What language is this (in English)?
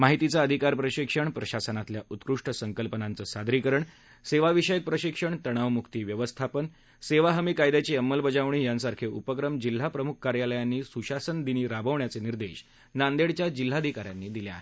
Marathi